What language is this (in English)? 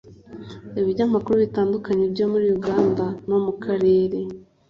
Kinyarwanda